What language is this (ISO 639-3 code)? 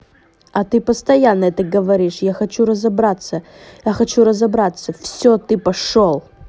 rus